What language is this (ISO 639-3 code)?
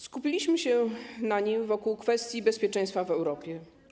pol